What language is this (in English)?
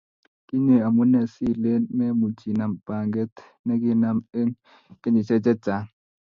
Kalenjin